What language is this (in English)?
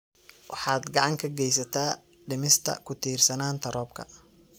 Somali